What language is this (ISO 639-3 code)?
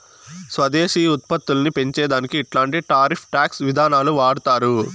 tel